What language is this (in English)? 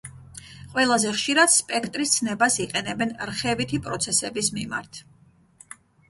Georgian